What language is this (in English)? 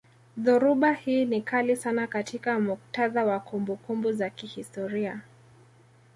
Swahili